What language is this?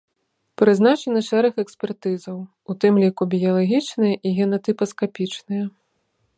Belarusian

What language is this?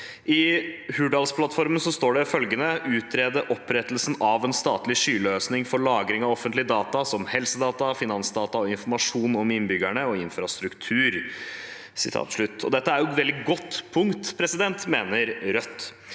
Norwegian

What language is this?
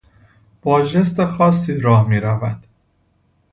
Persian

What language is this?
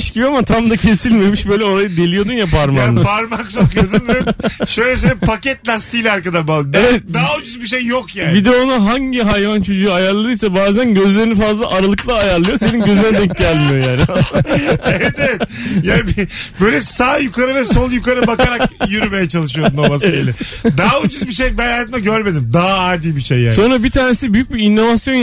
Turkish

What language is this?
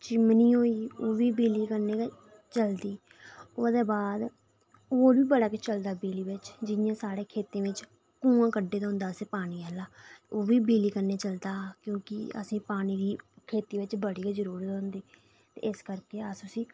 Dogri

